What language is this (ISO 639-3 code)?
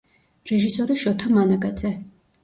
kat